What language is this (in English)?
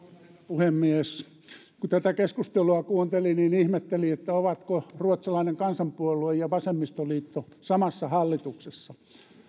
Finnish